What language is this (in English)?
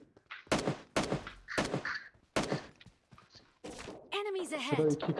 Turkish